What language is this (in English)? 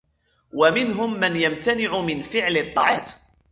Arabic